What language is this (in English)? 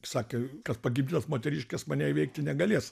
Lithuanian